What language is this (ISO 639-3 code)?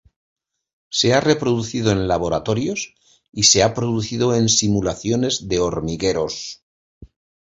spa